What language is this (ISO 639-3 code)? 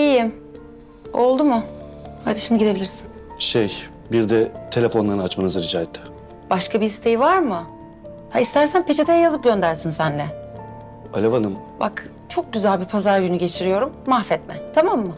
tur